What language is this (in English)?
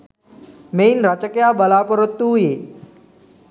Sinhala